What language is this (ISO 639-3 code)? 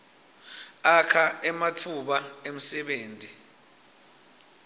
ssw